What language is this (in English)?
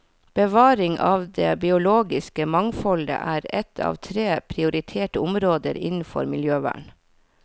Norwegian